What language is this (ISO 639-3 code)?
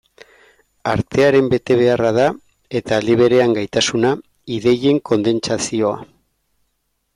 eus